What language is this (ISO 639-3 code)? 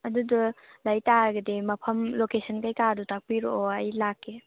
mni